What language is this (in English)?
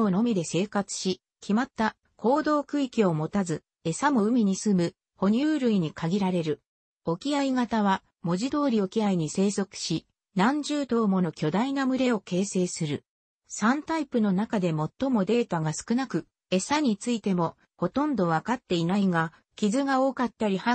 Japanese